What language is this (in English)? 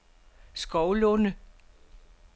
Danish